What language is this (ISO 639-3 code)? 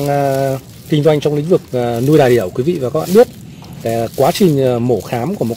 vie